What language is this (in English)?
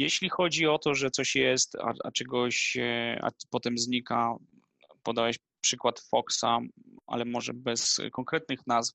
Polish